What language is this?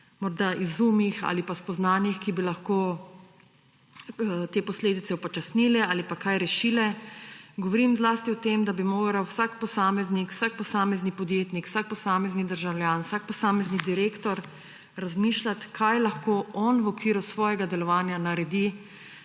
Slovenian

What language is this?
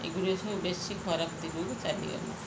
Odia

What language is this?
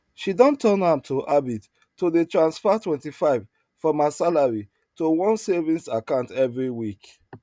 Nigerian Pidgin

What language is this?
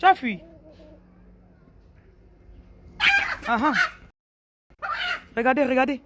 French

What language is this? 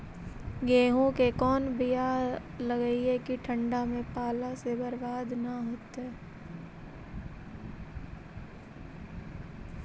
Magahi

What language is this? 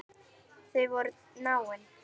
Icelandic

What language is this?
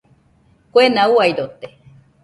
Nüpode Huitoto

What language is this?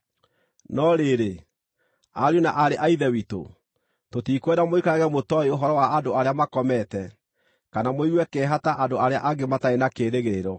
Kikuyu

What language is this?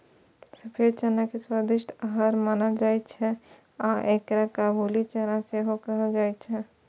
Maithili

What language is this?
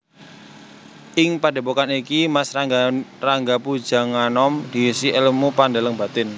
Javanese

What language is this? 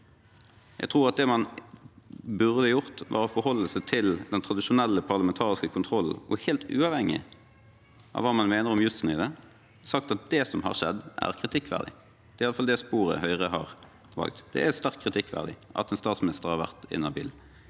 Norwegian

